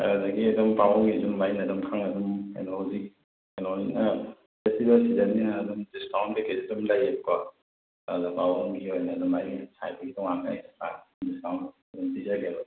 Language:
Manipuri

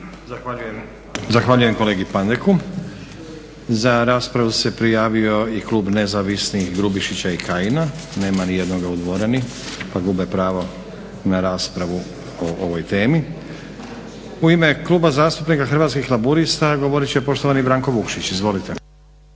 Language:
Croatian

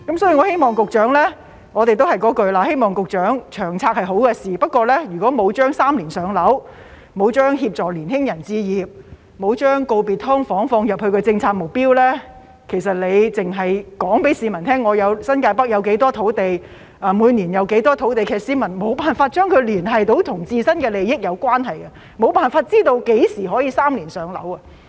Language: Cantonese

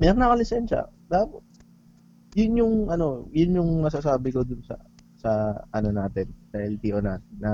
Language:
Filipino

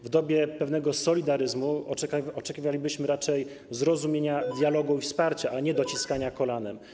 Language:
Polish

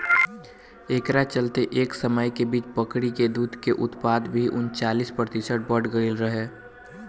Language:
Bhojpuri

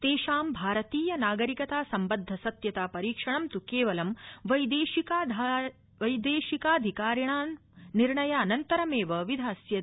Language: Sanskrit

